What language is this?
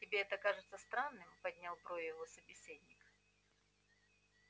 Russian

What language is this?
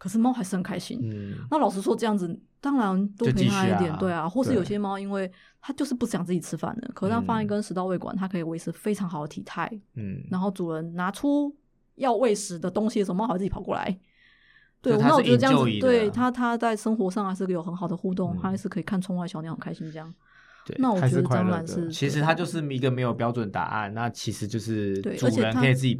Chinese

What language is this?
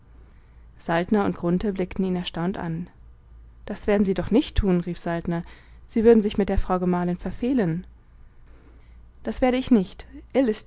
German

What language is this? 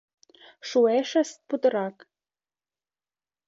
Mari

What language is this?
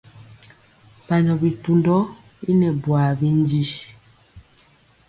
Mpiemo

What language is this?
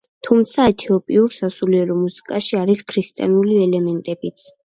Georgian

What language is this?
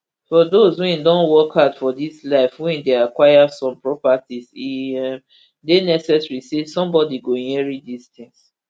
Nigerian Pidgin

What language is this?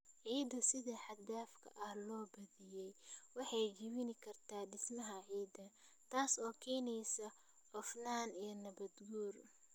Somali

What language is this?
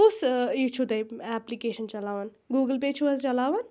Kashmiri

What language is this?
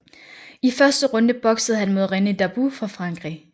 Danish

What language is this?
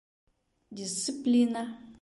Bashkir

